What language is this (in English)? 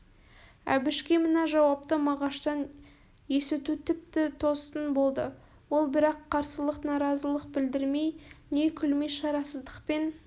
Kazakh